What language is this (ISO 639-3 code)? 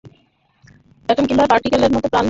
ben